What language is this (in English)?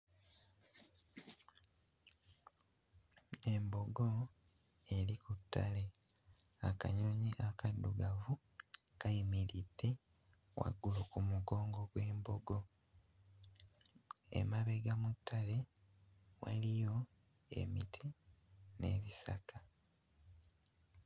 Ganda